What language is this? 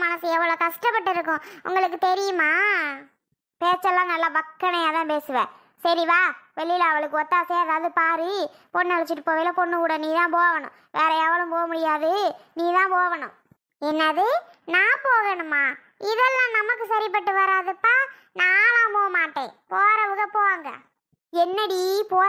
Tamil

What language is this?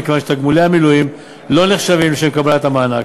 Hebrew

